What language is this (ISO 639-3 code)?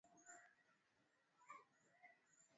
swa